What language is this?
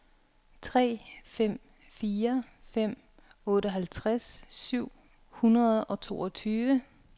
Danish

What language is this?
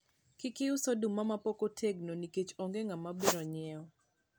Luo (Kenya and Tanzania)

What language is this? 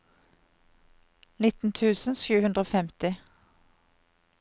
Norwegian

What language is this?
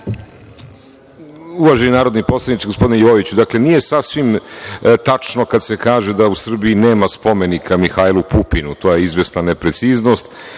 Serbian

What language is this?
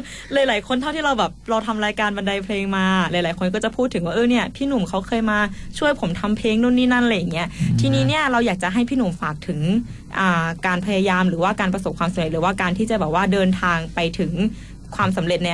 Thai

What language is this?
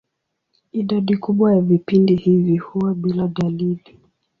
Swahili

